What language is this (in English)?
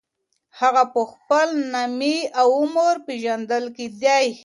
Pashto